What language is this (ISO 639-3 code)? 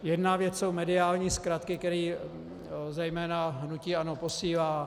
ces